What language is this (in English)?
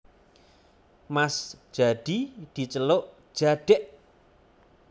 Javanese